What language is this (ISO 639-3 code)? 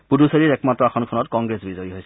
asm